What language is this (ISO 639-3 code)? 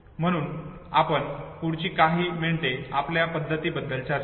mar